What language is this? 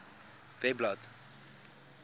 Afrikaans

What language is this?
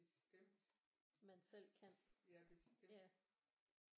Danish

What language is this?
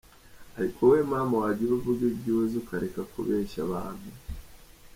Kinyarwanda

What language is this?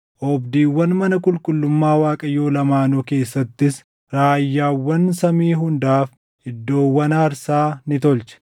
Oromo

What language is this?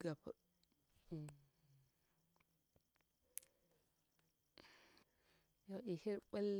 Bura-Pabir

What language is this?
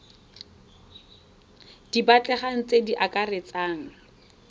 Tswana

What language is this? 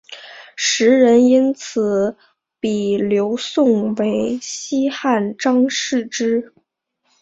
Chinese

